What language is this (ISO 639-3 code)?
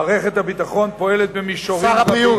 heb